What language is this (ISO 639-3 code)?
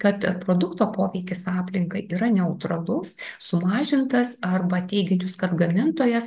lit